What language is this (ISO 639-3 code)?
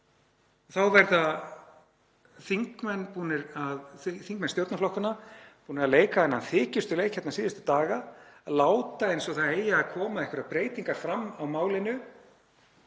isl